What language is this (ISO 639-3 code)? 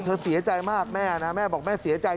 tha